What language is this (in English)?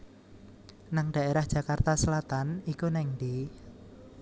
Javanese